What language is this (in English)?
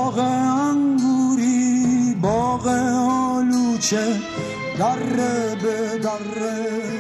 Persian